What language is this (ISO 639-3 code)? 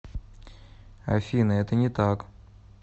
rus